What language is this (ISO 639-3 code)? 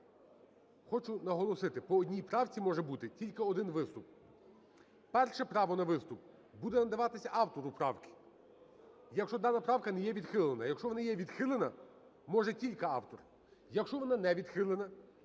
ukr